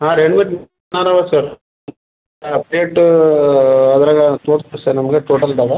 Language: Kannada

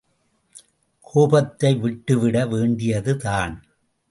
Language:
Tamil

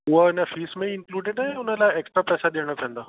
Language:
Sindhi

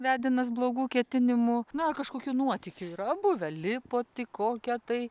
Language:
Lithuanian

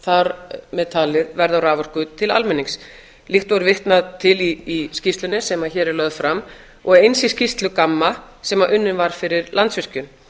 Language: Icelandic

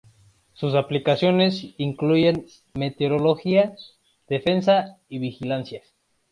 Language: Spanish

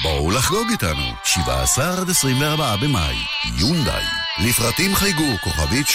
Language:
Hebrew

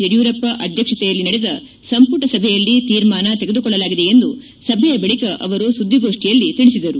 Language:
Kannada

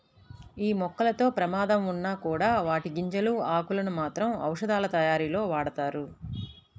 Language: Telugu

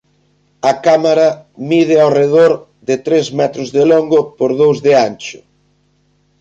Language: Galician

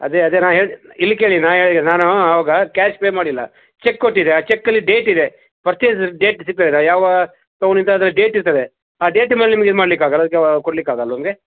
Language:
Kannada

